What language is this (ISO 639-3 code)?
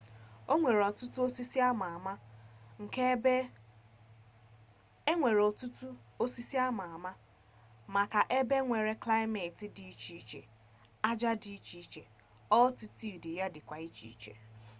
ibo